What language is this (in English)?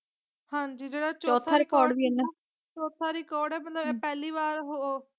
Punjabi